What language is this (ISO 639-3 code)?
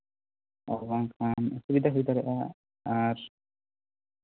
sat